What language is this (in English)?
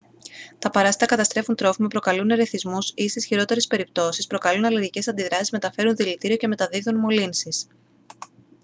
Greek